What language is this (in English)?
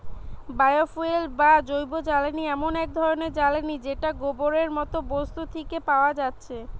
Bangla